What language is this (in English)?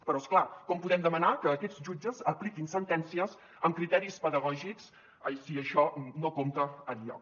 Catalan